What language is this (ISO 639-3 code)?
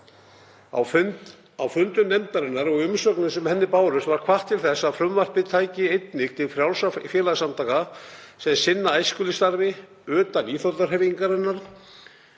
isl